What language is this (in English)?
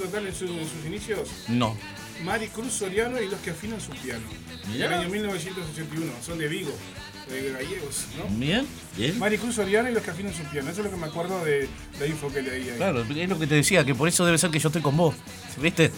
Spanish